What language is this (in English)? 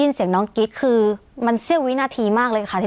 Thai